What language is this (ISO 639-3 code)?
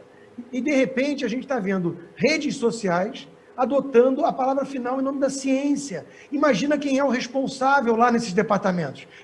por